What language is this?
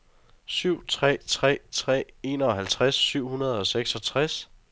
Danish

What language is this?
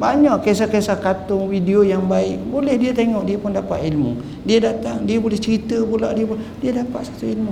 Malay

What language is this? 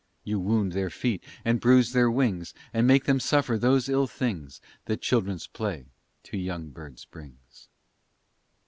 English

